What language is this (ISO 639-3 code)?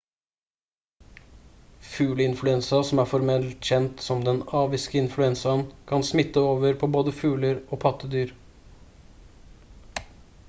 nob